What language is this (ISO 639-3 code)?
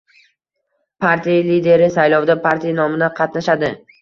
uzb